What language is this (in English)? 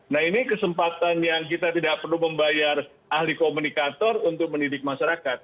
Indonesian